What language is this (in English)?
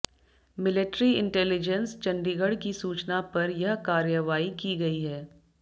Hindi